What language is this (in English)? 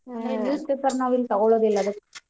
Kannada